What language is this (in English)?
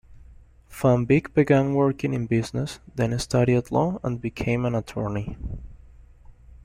English